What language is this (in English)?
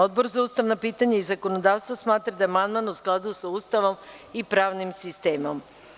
Serbian